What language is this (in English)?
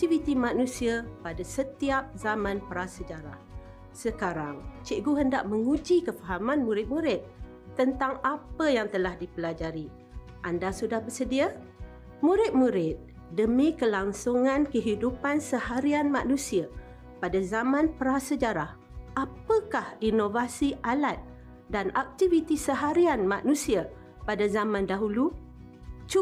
Malay